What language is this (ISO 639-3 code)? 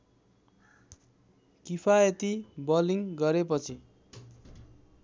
nep